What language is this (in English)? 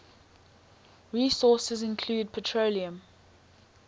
English